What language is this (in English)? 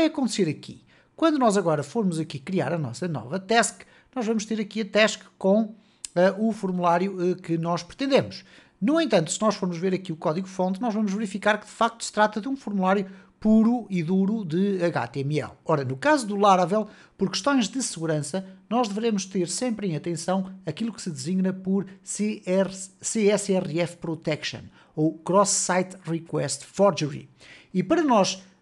Portuguese